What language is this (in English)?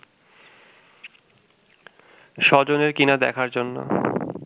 Bangla